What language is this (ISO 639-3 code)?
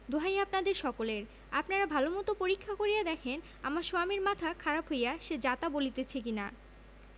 ben